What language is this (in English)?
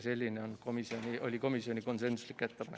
Estonian